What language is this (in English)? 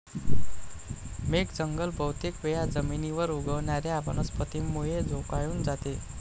Marathi